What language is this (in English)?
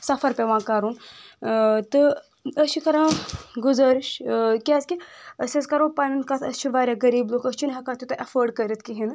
Kashmiri